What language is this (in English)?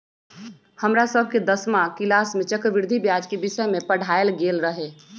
Magahi